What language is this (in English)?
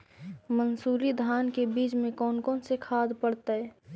Magahi